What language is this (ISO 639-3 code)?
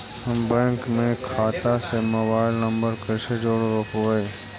mag